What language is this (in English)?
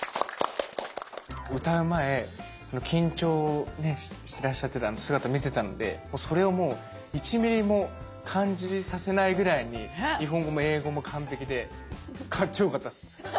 Japanese